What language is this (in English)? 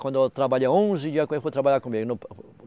Portuguese